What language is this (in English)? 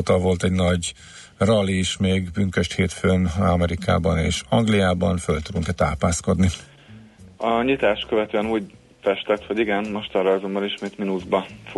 Hungarian